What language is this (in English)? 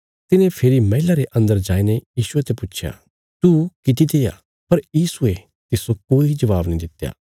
Bilaspuri